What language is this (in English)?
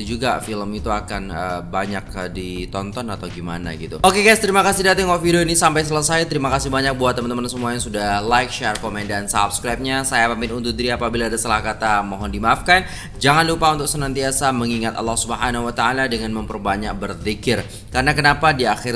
Indonesian